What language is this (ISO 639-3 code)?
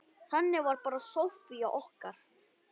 isl